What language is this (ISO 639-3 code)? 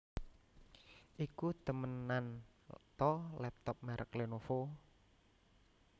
jav